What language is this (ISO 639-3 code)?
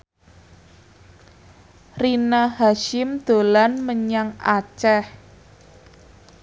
jav